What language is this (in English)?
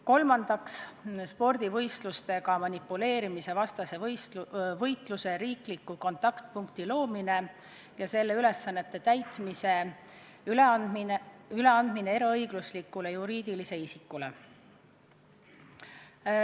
Estonian